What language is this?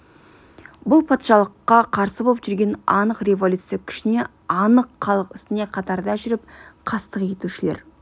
Kazakh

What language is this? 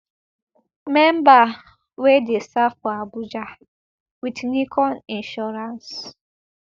Nigerian Pidgin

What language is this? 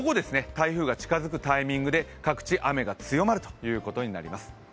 Japanese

